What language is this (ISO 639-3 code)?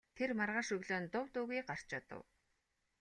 mon